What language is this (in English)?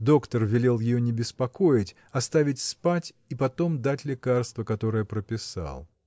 Russian